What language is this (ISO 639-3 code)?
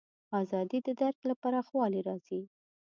pus